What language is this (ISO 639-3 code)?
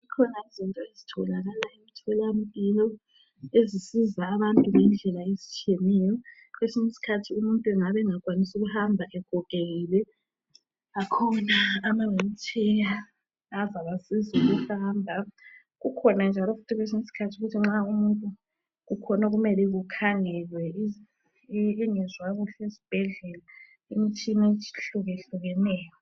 nde